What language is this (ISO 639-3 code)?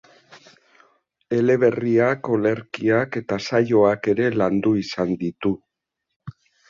eus